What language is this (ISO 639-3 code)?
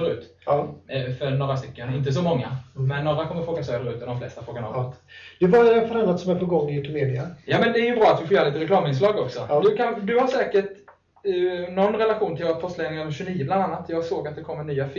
swe